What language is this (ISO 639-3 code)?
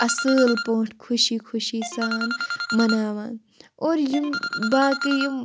kas